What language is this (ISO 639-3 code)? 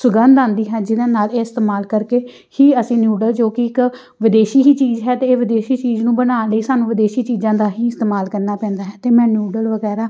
pan